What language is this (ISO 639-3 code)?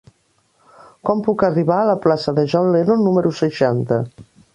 cat